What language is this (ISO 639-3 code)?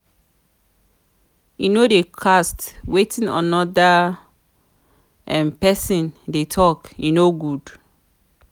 pcm